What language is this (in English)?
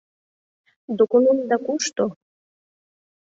Mari